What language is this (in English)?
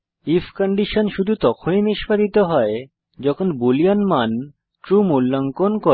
Bangla